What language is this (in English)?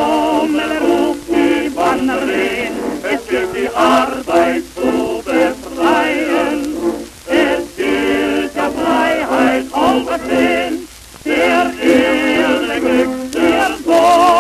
Turkish